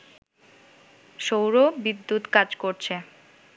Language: Bangla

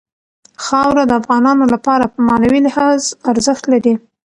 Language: Pashto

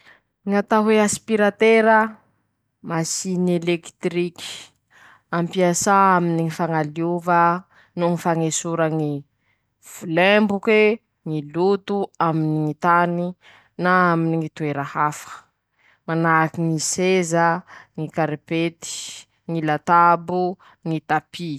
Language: Masikoro Malagasy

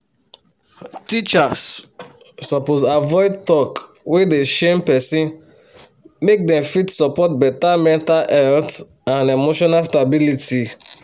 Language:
Nigerian Pidgin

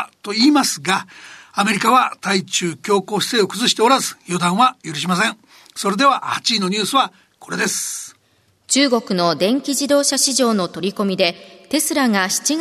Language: Japanese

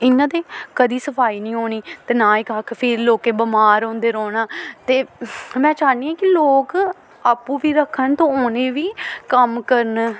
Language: Dogri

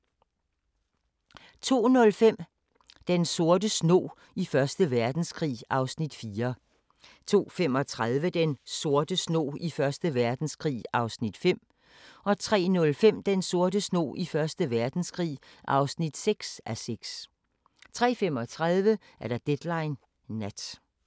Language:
Danish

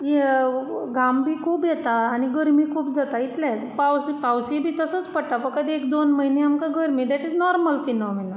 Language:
Konkani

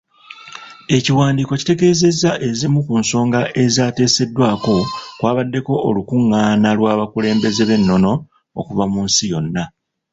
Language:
Ganda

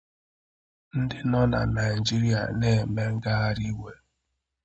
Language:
Igbo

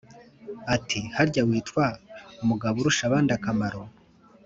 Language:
Kinyarwanda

